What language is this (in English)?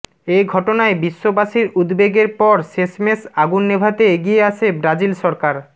Bangla